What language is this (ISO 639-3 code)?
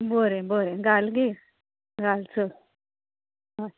kok